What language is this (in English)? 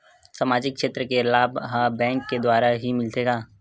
Chhattisgarhi